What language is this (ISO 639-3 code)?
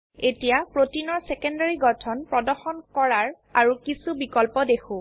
asm